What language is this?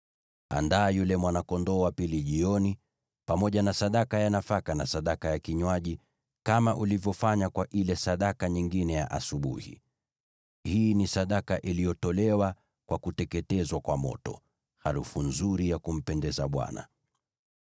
Swahili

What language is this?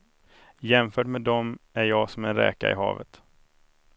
Swedish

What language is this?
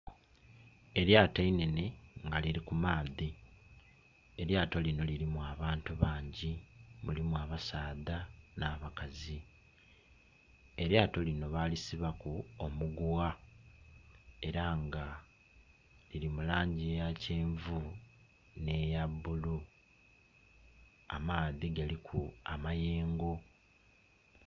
Soga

